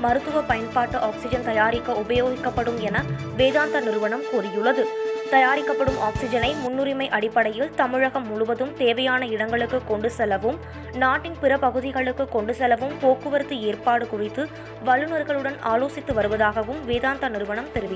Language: Tamil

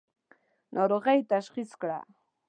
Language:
Pashto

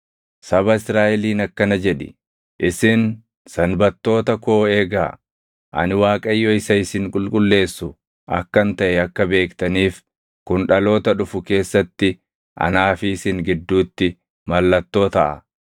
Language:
Oromo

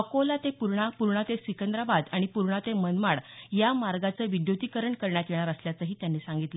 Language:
Marathi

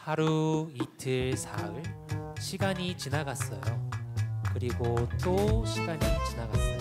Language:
Korean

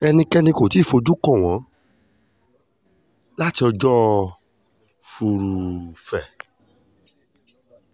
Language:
Yoruba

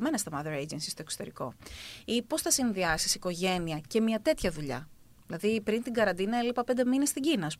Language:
Greek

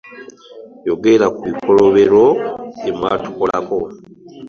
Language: Ganda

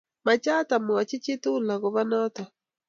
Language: Kalenjin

